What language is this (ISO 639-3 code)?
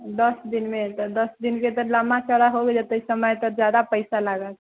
mai